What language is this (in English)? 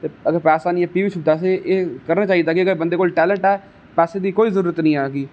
Dogri